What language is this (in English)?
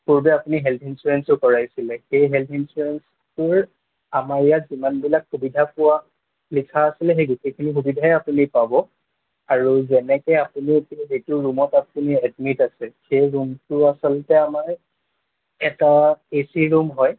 Assamese